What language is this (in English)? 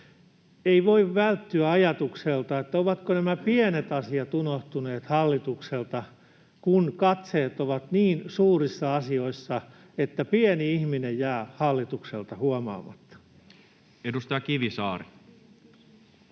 Finnish